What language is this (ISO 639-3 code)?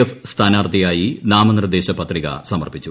mal